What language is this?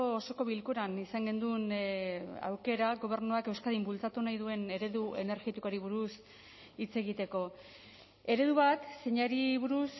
Basque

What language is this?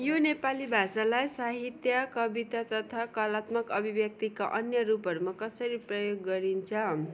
Nepali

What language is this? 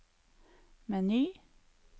Norwegian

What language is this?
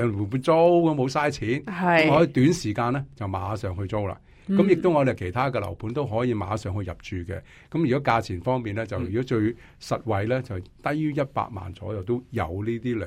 Chinese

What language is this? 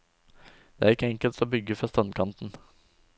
Norwegian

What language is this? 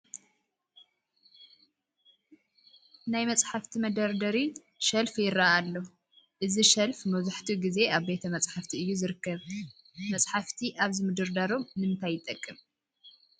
Tigrinya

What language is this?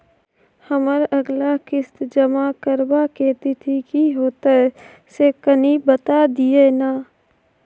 Maithili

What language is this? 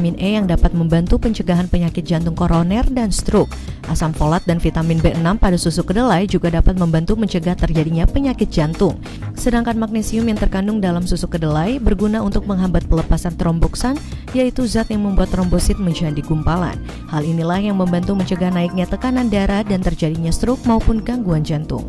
Indonesian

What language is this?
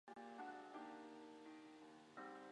Chinese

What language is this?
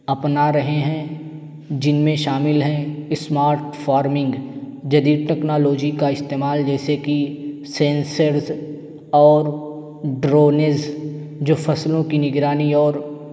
Urdu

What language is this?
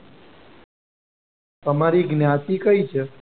Gujarati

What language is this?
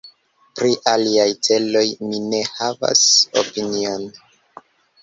Esperanto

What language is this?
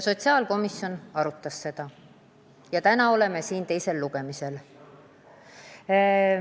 Estonian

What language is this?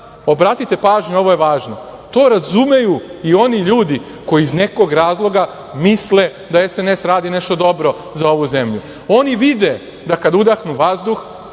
Serbian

